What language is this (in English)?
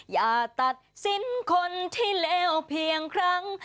Thai